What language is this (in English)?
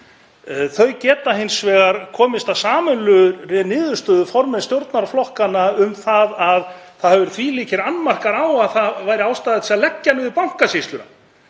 Icelandic